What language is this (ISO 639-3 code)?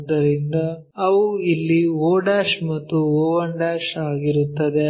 kan